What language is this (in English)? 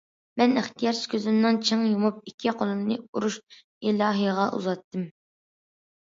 Uyghur